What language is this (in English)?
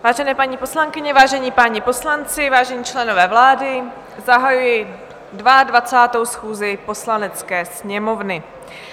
Czech